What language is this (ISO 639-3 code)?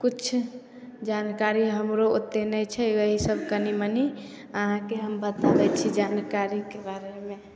mai